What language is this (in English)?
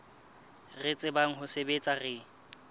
Southern Sotho